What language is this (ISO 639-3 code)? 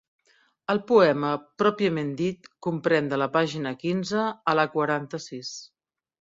cat